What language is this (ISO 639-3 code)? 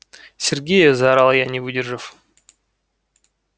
rus